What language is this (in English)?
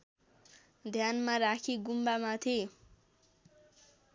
Nepali